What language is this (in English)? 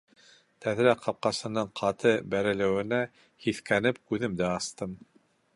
Bashkir